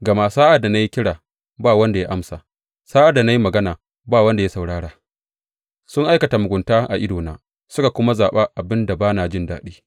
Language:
Hausa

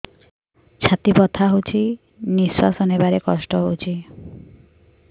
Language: Odia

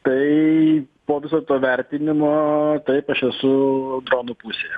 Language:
Lithuanian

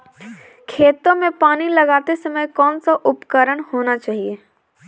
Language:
Hindi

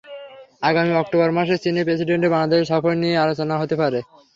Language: Bangla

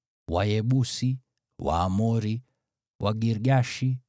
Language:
Swahili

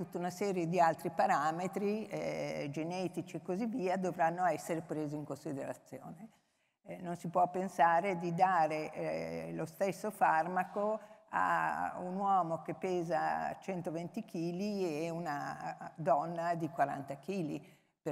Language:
Italian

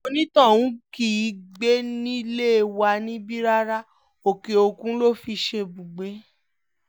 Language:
Yoruba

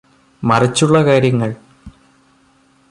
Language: Malayalam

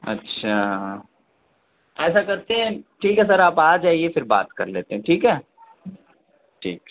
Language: Urdu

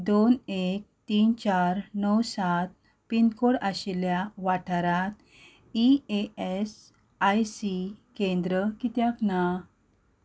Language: Konkani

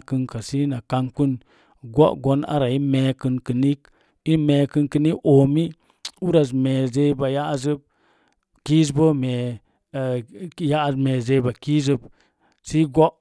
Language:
Mom Jango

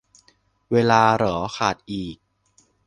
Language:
Thai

